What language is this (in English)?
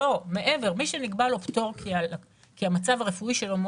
Hebrew